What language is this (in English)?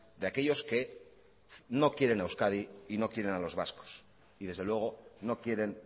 Spanish